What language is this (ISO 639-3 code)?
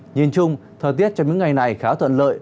vie